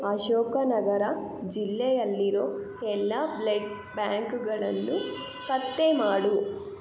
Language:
Kannada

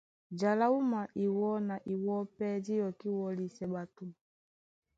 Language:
Duala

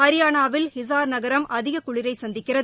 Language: Tamil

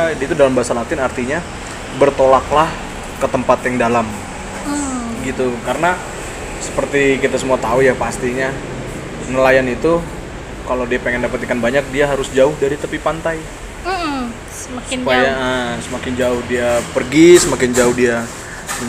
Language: Indonesian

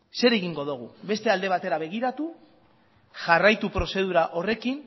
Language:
Basque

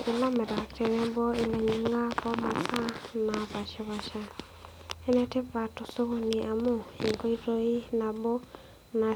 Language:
Masai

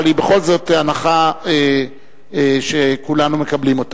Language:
Hebrew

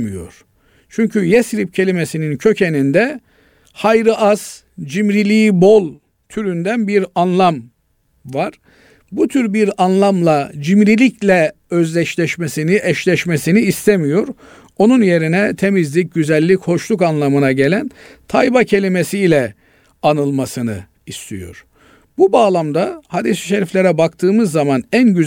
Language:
Turkish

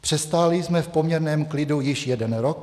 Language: Czech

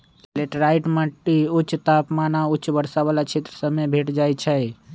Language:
Magahi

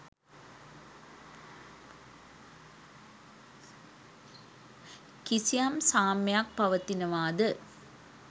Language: Sinhala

